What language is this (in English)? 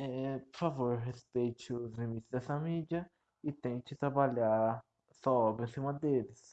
Portuguese